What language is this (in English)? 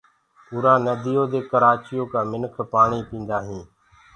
Gurgula